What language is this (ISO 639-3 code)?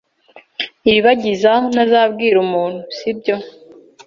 kin